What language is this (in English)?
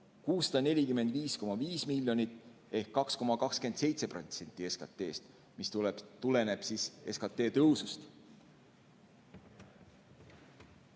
Estonian